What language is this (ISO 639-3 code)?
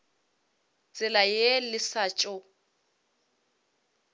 nso